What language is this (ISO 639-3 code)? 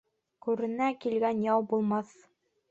bak